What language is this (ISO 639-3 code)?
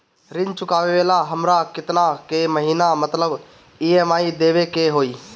bho